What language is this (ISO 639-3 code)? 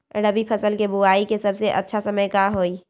mag